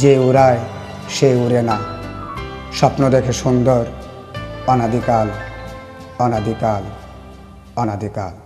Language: Persian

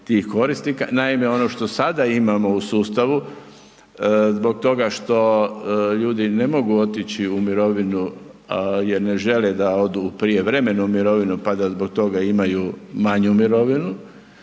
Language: Croatian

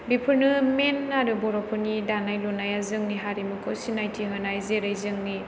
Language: Bodo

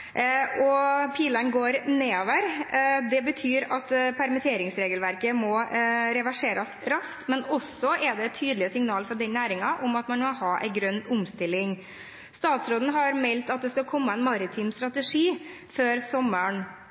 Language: Norwegian Bokmål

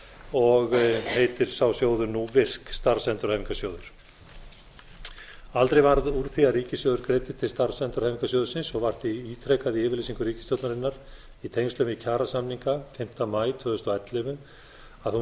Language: Icelandic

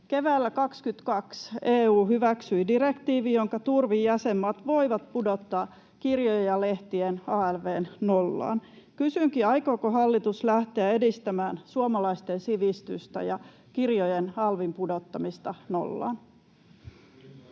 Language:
Finnish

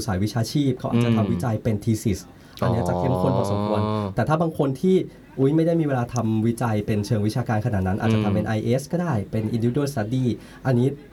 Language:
Thai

